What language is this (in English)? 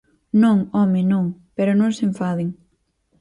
Galician